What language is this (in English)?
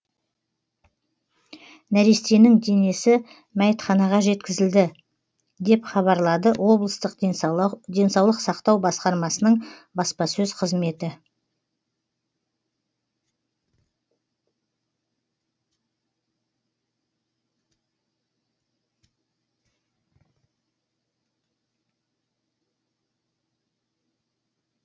Kazakh